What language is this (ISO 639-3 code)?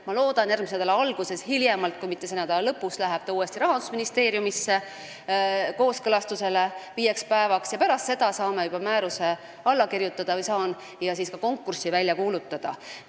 est